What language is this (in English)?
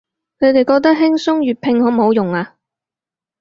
Cantonese